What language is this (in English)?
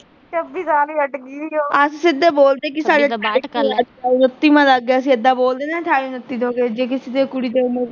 Punjabi